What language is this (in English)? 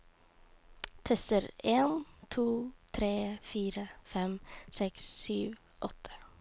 Norwegian